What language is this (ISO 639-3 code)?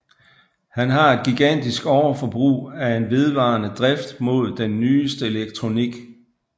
dan